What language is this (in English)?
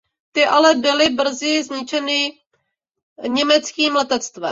Czech